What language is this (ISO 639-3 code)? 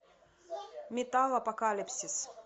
rus